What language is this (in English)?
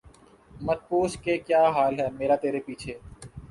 Urdu